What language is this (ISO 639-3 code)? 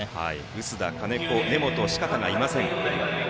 jpn